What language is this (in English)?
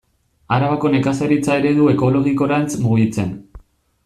Basque